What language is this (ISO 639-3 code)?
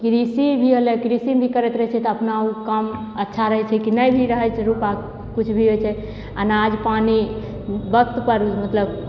mai